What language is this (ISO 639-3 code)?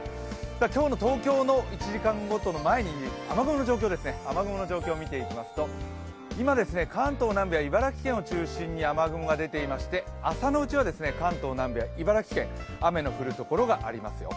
jpn